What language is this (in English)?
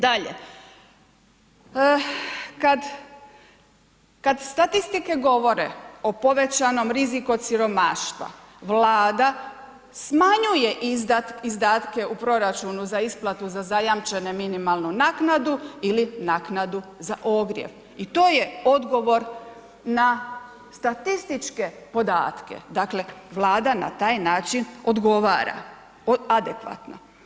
Croatian